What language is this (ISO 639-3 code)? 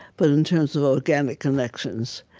eng